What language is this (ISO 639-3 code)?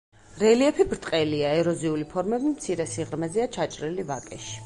kat